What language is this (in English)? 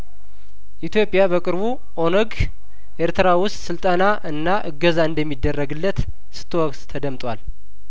Amharic